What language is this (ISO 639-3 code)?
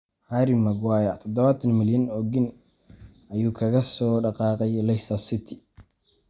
som